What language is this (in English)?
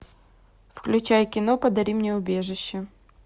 Russian